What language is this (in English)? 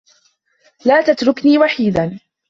Arabic